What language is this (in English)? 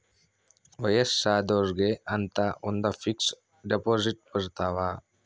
Kannada